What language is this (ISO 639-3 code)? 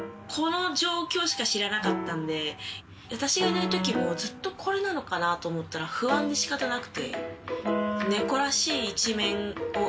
jpn